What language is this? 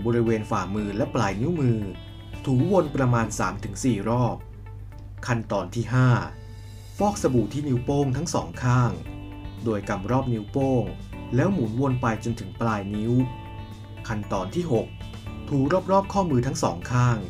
Thai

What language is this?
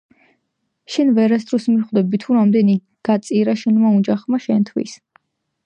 Georgian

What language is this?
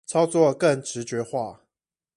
Chinese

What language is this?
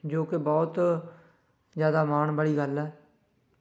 Punjabi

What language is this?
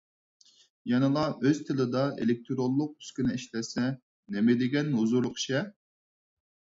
Uyghur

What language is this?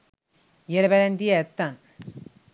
Sinhala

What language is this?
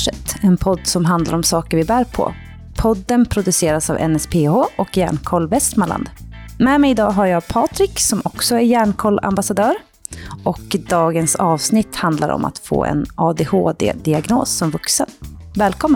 Swedish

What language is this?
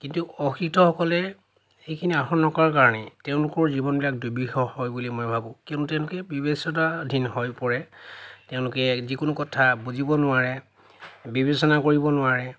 Assamese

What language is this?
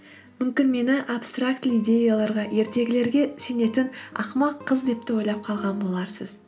Kazakh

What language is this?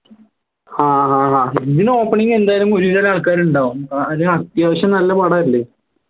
Malayalam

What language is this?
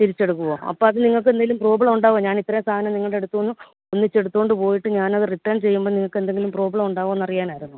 Malayalam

